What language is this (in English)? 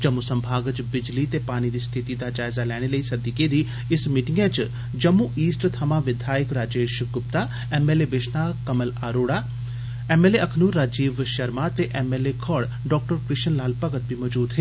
Dogri